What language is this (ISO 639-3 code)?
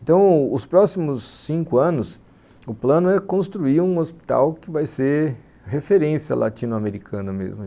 por